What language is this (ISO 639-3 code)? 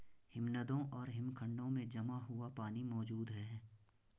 hin